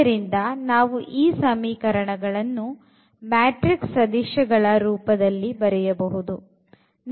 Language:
Kannada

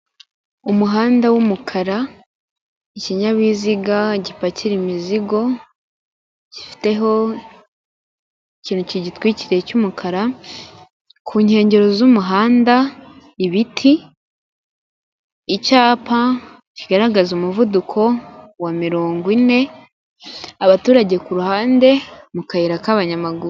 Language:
Kinyarwanda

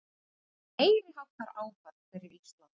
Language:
Icelandic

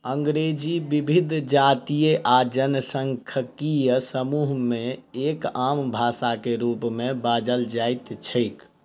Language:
Maithili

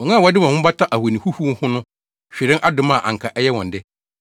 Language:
Akan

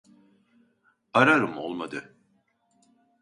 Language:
Turkish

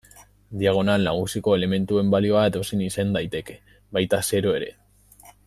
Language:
Basque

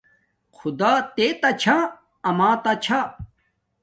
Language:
Domaaki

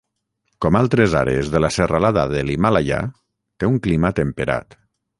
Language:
Catalan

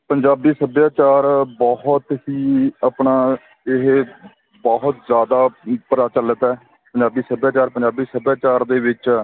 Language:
Punjabi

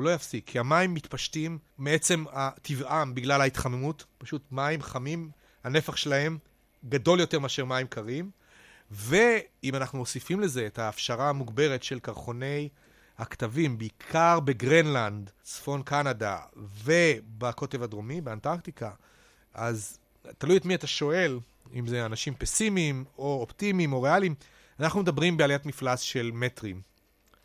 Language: Hebrew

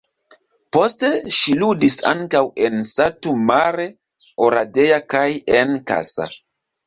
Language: Esperanto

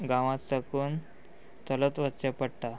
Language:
Konkani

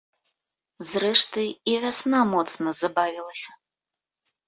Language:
Belarusian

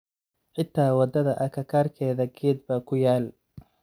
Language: Somali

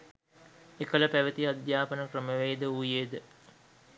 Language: Sinhala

